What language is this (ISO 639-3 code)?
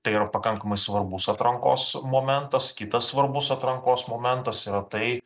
lit